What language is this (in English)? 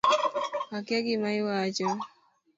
Luo (Kenya and Tanzania)